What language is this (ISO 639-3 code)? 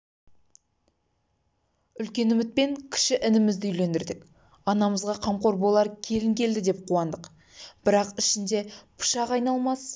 kaz